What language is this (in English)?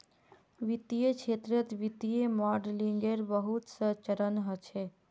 Magahi